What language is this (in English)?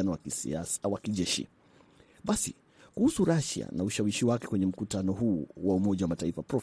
Swahili